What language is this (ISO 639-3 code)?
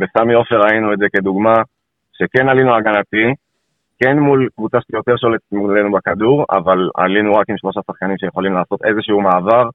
heb